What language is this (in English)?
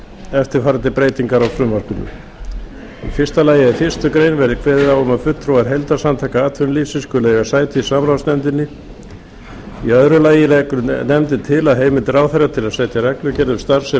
Icelandic